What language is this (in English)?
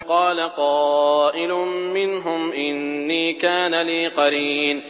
Arabic